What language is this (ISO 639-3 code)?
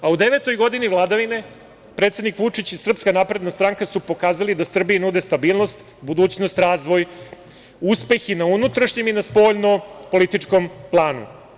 srp